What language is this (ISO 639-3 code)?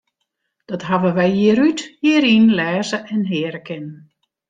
fry